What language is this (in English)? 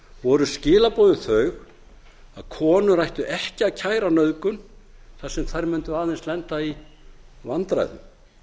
Icelandic